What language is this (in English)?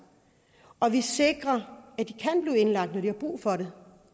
Danish